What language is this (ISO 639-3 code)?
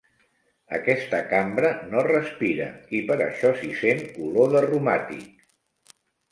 cat